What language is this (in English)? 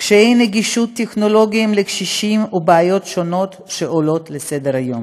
Hebrew